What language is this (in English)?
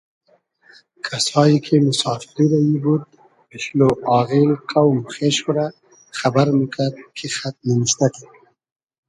Hazaragi